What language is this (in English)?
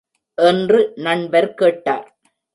Tamil